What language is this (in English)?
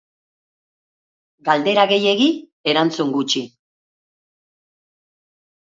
Basque